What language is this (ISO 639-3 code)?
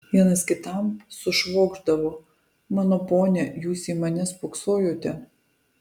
lit